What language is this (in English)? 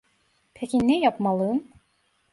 Turkish